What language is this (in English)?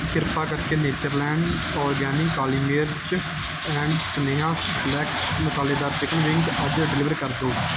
Punjabi